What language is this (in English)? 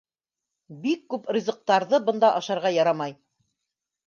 Bashkir